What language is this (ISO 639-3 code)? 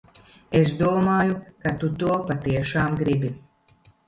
lav